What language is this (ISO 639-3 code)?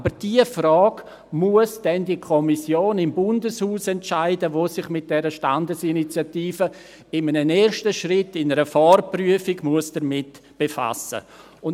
gsw